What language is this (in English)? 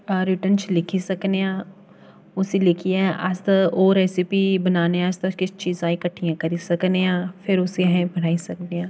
Dogri